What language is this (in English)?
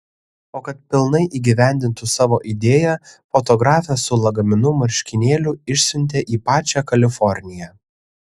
Lithuanian